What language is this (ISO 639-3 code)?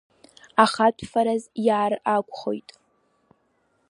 abk